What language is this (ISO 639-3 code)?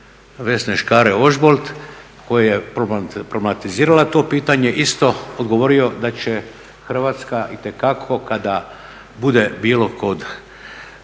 hrv